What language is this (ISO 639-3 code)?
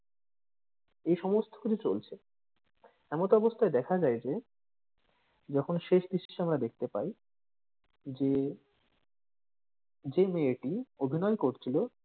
ben